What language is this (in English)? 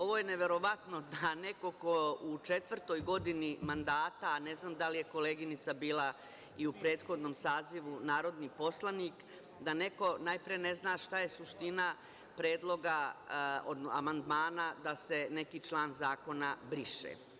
Serbian